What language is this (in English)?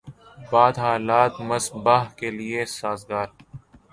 Urdu